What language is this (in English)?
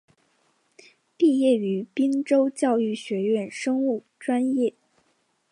Chinese